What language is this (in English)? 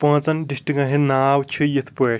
Kashmiri